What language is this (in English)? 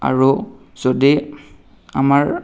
Assamese